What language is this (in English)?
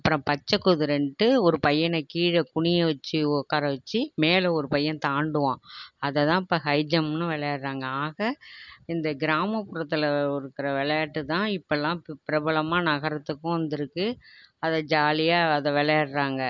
Tamil